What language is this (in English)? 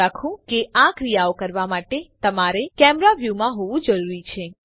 Gujarati